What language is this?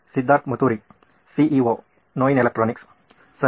Kannada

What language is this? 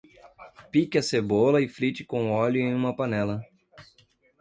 Portuguese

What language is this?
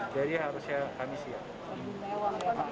Indonesian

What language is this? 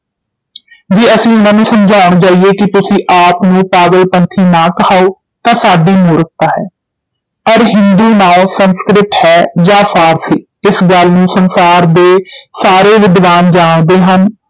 Punjabi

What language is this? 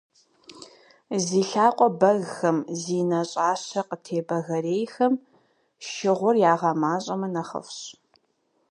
Kabardian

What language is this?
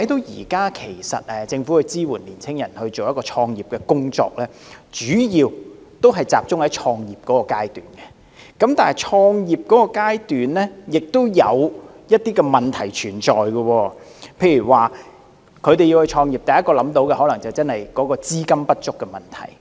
Cantonese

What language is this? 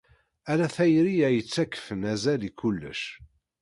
Kabyle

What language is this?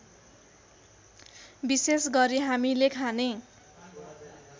Nepali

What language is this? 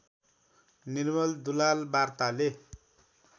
Nepali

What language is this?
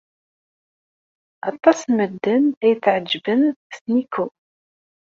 Kabyle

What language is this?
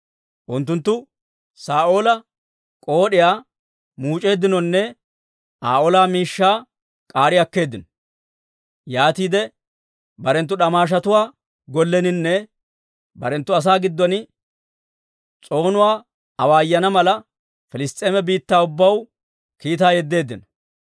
Dawro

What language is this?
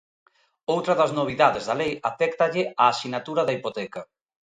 Galician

